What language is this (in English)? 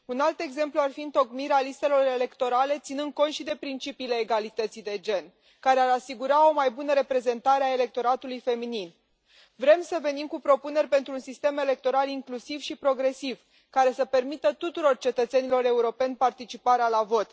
Romanian